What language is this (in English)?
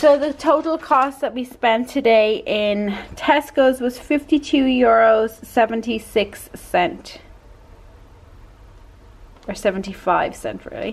English